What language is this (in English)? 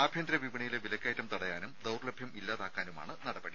Malayalam